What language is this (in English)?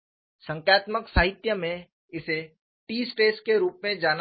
Hindi